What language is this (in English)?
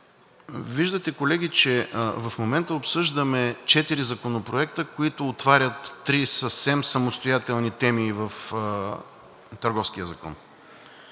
Bulgarian